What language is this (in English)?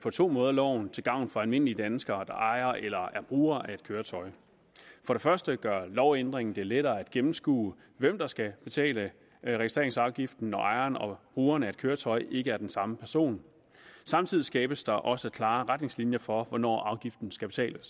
Danish